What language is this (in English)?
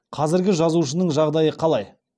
Kazakh